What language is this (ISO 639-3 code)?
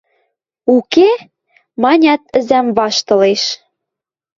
mrj